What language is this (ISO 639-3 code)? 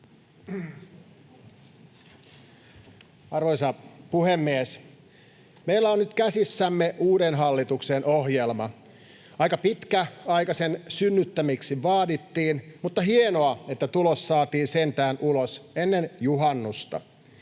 fin